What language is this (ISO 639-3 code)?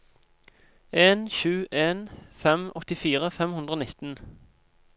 nor